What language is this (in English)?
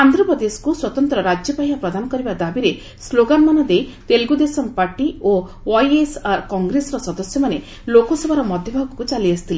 Odia